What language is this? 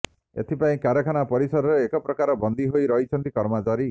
Odia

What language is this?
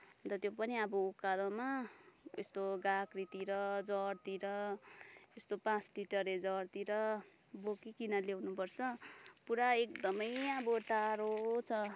Nepali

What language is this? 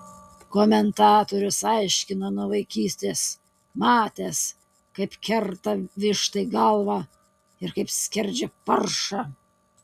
Lithuanian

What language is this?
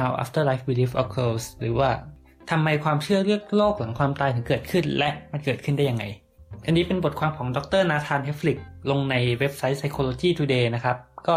Thai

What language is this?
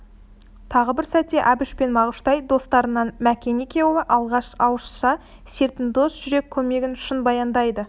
Kazakh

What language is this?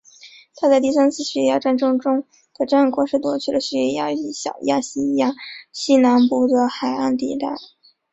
Chinese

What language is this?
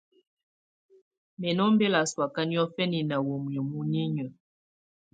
Tunen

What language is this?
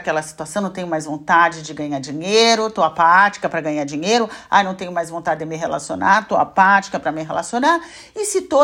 Portuguese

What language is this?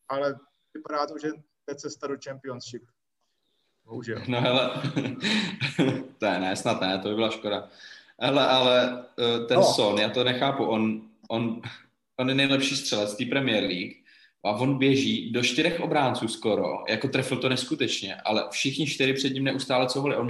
Czech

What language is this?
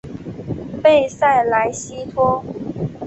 Chinese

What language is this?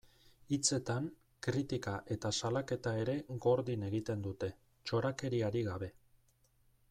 Basque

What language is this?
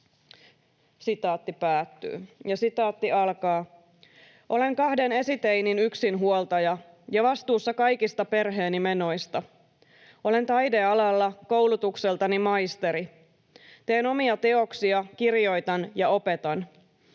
Finnish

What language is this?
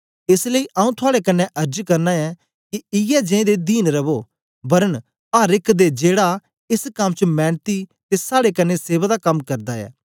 Dogri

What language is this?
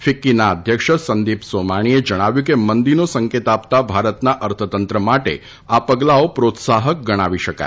Gujarati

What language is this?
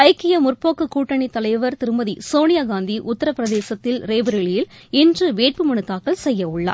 Tamil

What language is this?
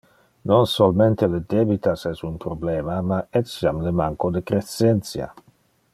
Interlingua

